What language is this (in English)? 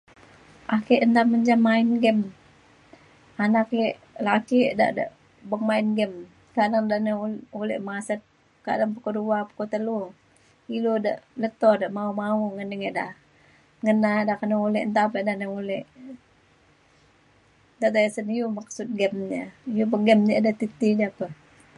Mainstream Kenyah